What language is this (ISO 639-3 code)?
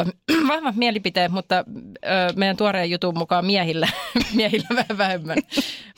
fin